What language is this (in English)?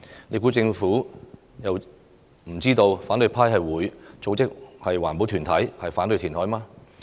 Cantonese